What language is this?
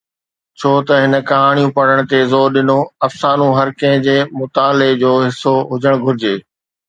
Sindhi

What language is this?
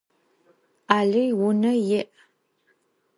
Adyghe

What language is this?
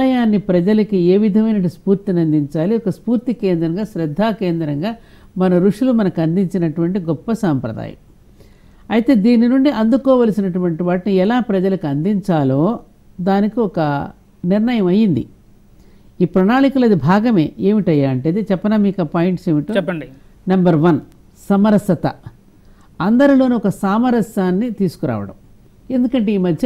Telugu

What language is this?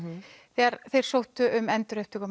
Icelandic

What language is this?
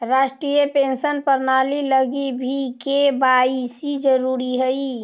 Magahi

